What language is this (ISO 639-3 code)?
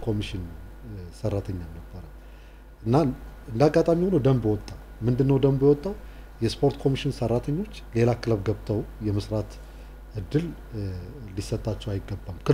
tur